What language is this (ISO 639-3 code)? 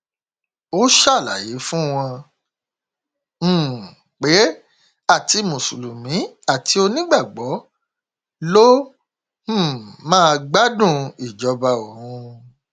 yor